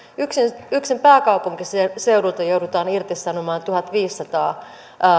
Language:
Finnish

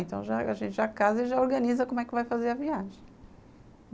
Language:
Portuguese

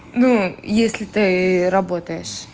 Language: Russian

